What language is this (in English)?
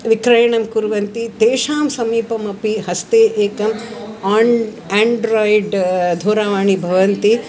Sanskrit